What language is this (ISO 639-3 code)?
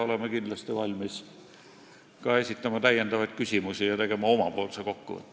est